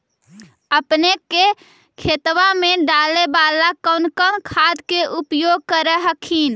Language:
Magahi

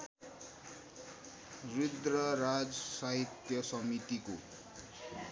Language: Nepali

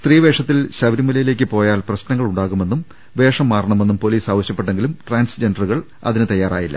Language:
Malayalam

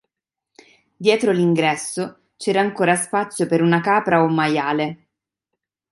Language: Italian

